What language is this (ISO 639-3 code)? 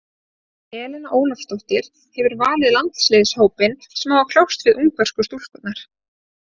isl